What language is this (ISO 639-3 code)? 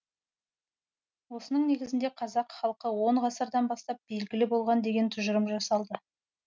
kaz